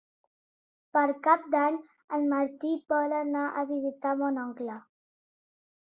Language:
Catalan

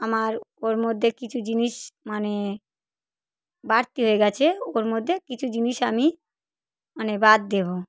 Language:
Bangla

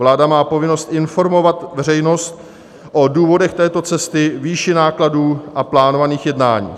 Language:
Czech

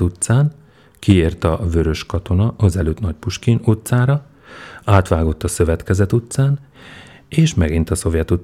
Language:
Hungarian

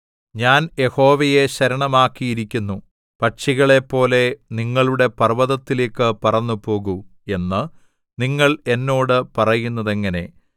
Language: Malayalam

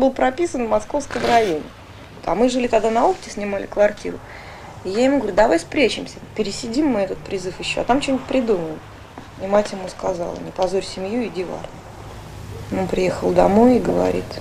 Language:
Russian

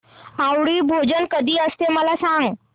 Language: Marathi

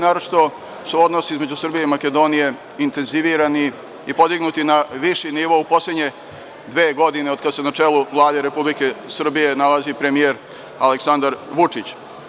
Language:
Serbian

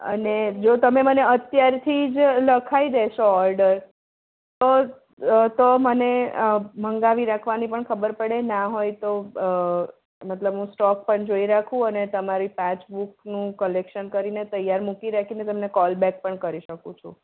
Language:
Gujarati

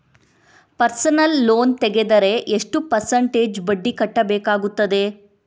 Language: Kannada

